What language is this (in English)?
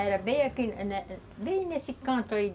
Portuguese